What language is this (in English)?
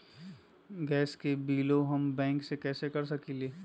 Magahi